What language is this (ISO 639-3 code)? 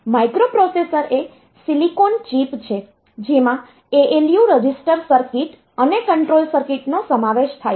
guj